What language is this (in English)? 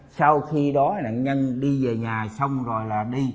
Vietnamese